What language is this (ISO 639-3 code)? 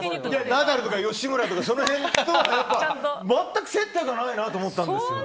jpn